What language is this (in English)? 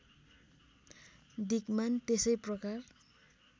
Nepali